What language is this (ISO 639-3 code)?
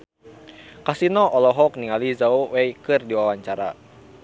sun